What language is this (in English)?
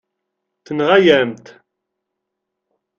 Kabyle